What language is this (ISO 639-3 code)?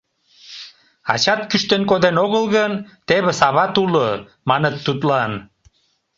chm